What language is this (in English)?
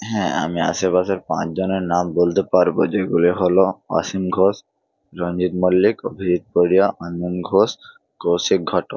Bangla